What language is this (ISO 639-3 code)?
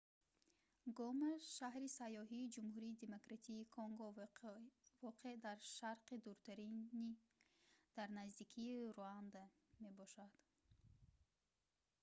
tgk